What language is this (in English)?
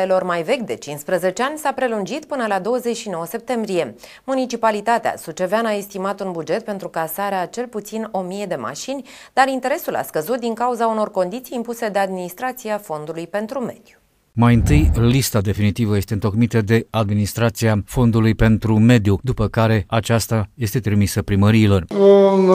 Romanian